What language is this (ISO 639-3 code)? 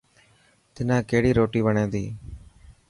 mki